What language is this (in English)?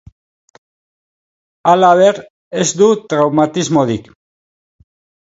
Basque